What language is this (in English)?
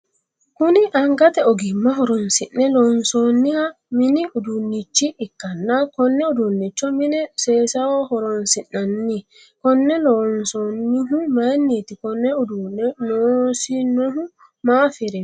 Sidamo